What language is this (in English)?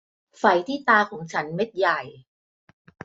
Thai